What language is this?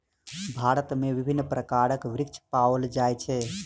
Maithili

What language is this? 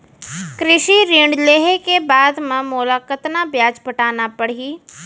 Chhattisgarhi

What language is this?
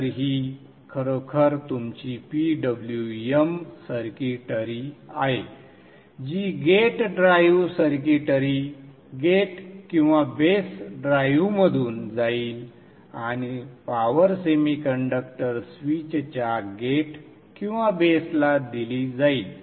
Marathi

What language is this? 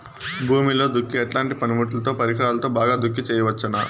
Telugu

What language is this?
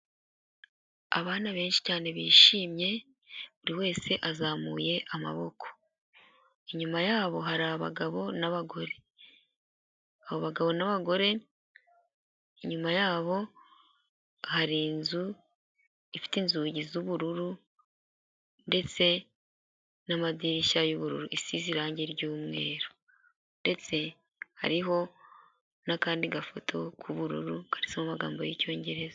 Kinyarwanda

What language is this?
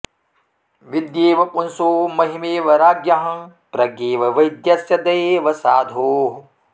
Sanskrit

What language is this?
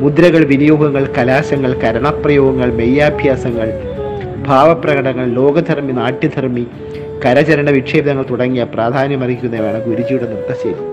Malayalam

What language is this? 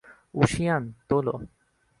Bangla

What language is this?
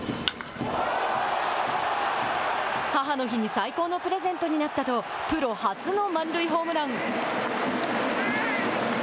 Japanese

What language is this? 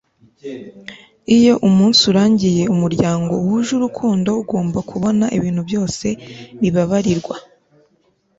Kinyarwanda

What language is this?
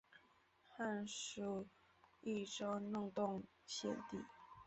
Chinese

